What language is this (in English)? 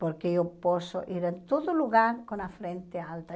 Portuguese